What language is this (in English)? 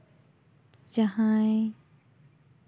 Santali